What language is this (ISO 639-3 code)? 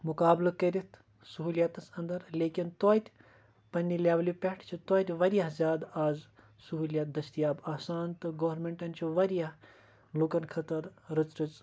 kas